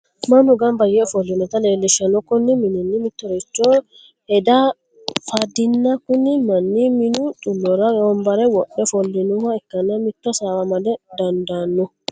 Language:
Sidamo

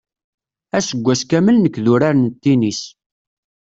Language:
Kabyle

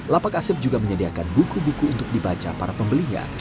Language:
Indonesian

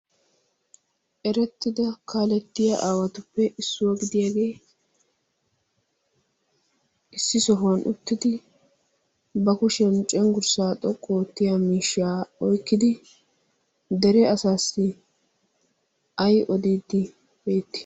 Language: Wolaytta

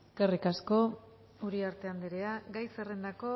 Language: Basque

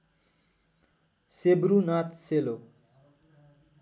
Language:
Nepali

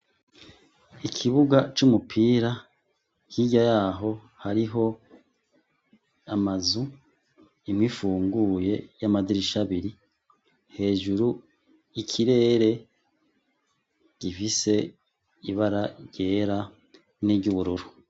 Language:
Rundi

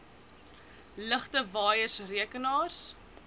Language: Afrikaans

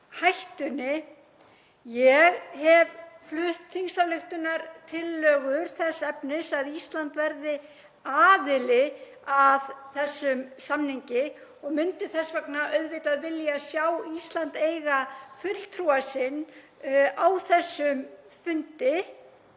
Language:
Icelandic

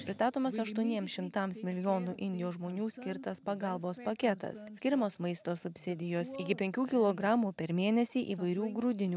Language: Lithuanian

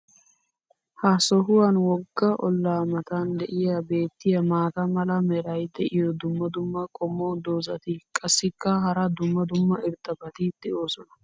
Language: Wolaytta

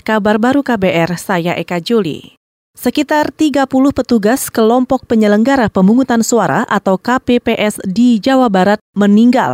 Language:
Indonesian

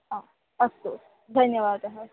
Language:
Sanskrit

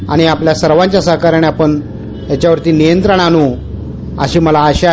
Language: Marathi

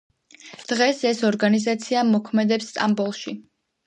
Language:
Georgian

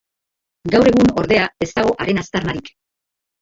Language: Basque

